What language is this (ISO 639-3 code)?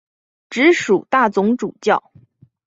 zho